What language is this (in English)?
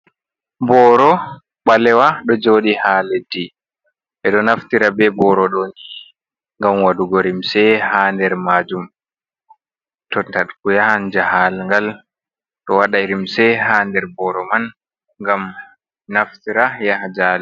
Fula